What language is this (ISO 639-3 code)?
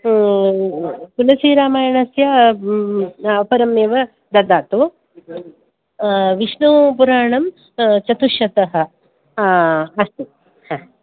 san